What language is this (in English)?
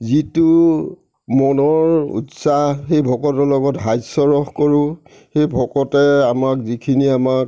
Assamese